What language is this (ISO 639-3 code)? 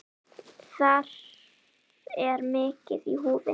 isl